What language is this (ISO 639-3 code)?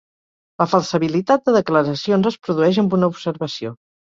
cat